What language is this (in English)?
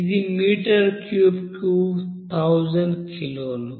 Telugu